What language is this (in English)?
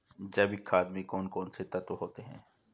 Hindi